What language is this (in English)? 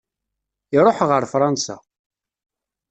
Kabyle